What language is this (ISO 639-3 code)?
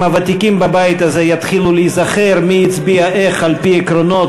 heb